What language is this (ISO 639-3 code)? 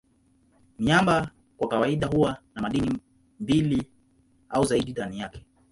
swa